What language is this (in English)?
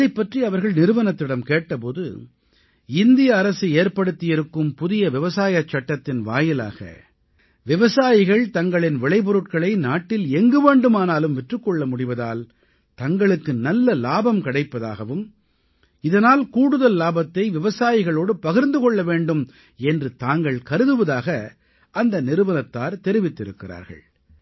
Tamil